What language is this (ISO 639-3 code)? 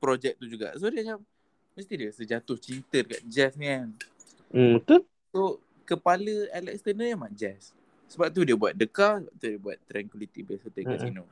msa